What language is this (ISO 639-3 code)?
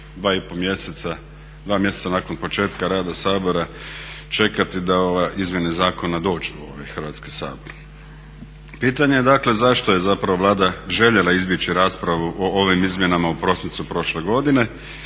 hrv